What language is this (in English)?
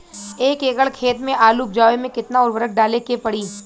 Bhojpuri